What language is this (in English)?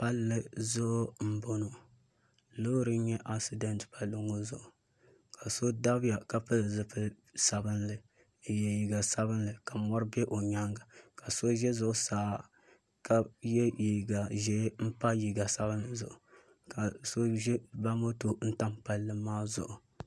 Dagbani